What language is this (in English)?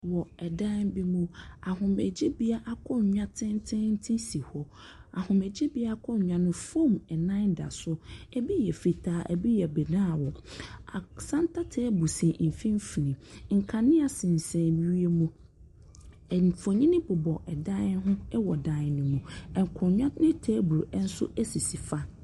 Akan